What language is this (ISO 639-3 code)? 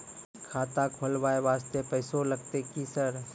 mai